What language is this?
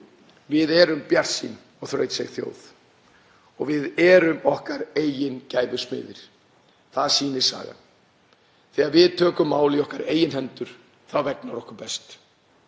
Icelandic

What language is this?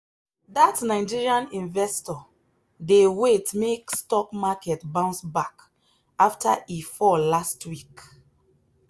Nigerian Pidgin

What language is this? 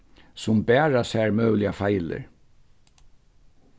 Faroese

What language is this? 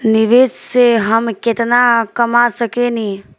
Bhojpuri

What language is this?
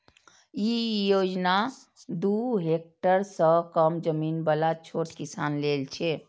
Maithili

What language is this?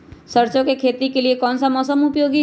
Magahi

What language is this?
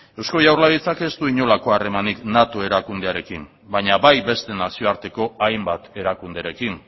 Basque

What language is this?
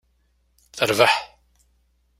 Kabyle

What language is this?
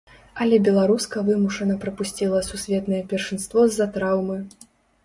Belarusian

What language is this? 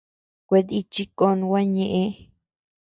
Tepeuxila Cuicatec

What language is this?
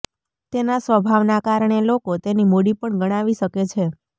Gujarati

